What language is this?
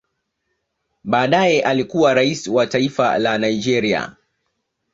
Swahili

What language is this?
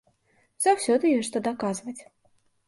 Belarusian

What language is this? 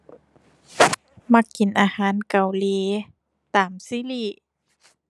Thai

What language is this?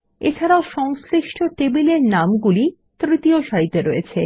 Bangla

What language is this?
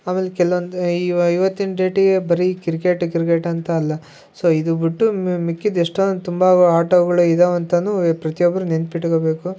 Kannada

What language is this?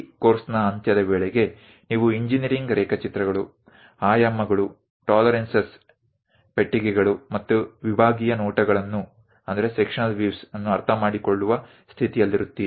Kannada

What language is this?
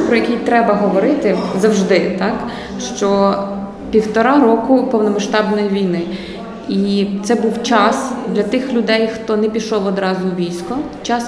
Ukrainian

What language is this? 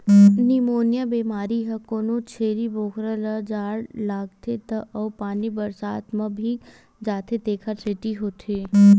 Chhattisgarhi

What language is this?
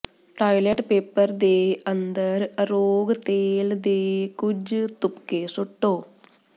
Punjabi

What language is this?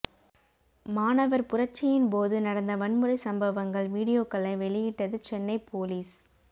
Tamil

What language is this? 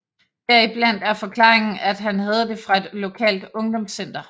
Danish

